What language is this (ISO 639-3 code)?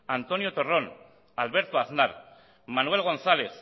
eus